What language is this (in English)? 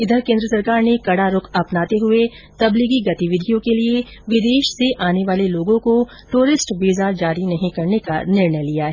Hindi